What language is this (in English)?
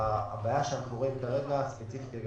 Hebrew